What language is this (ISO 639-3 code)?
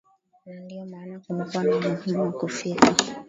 swa